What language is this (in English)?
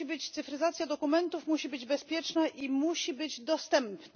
Polish